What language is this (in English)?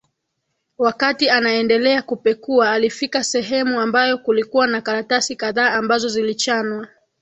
Swahili